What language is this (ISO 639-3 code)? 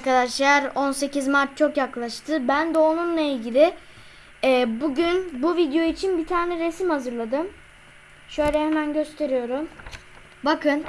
tur